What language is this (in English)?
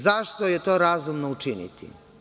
Serbian